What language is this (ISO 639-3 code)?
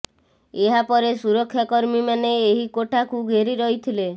ori